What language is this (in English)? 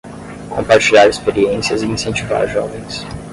Portuguese